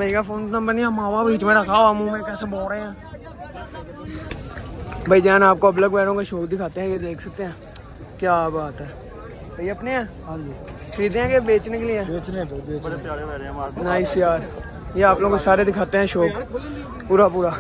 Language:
Hindi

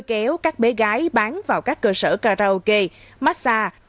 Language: Vietnamese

